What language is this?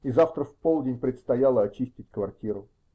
Russian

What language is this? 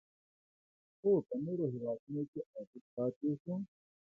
Pashto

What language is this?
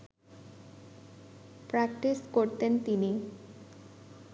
Bangla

